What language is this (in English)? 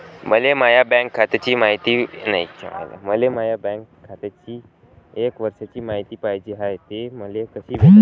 Marathi